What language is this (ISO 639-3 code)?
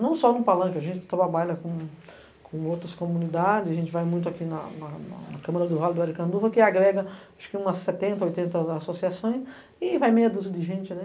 por